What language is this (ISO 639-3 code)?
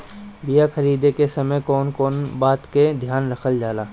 bho